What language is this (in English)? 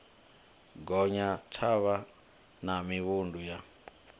Venda